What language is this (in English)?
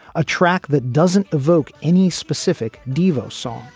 English